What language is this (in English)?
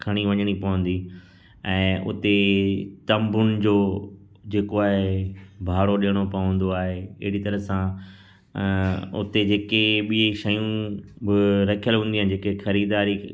Sindhi